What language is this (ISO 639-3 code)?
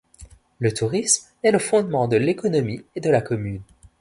fra